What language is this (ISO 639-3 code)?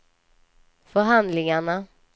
swe